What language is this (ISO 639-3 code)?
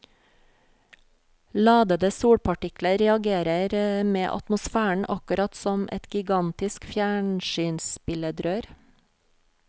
nor